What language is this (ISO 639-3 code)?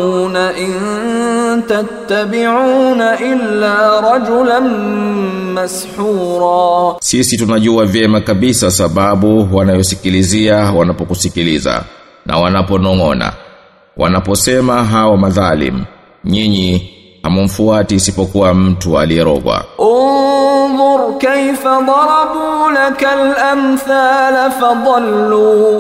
swa